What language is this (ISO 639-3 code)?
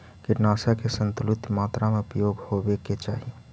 mag